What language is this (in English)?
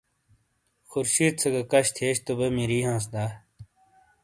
Shina